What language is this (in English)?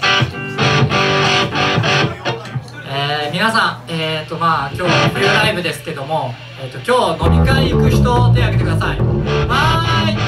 Japanese